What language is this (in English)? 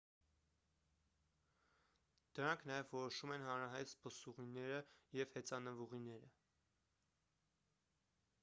Armenian